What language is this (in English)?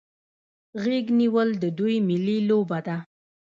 Pashto